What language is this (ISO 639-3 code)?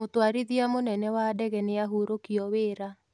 kik